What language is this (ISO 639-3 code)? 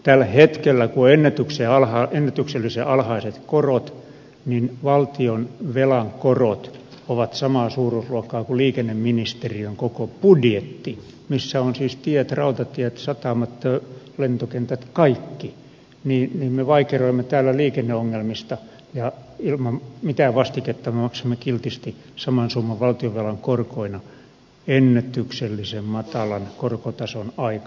fin